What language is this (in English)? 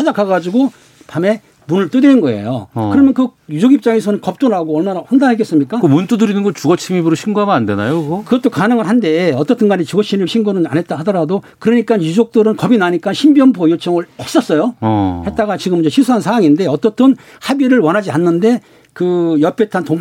Korean